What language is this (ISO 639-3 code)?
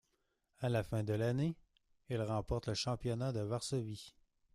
fra